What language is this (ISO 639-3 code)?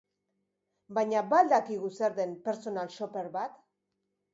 eus